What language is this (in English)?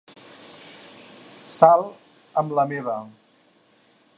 Catalan